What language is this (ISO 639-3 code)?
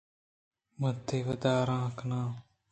bgp